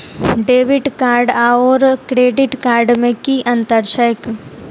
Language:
Maithili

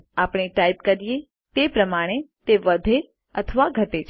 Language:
Gujarati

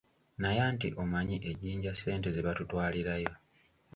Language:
Ganda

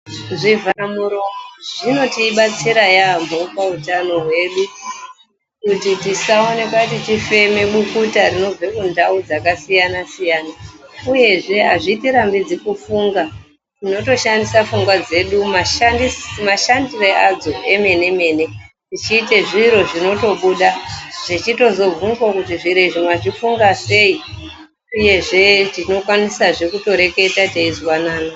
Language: Ndau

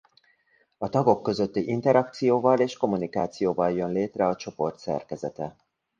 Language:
Hungarian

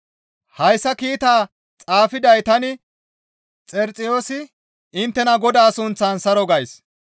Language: Gamo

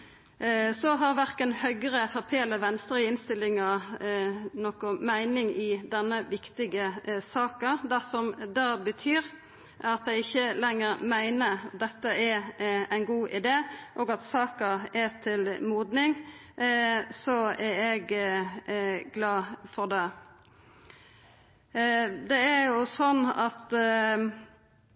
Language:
Norwegian Nynorsk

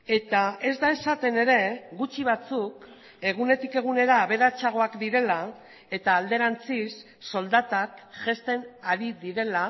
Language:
Basque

